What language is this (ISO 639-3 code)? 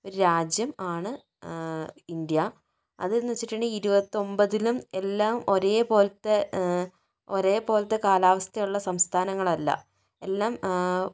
mal